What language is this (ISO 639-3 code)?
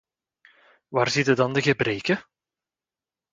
nld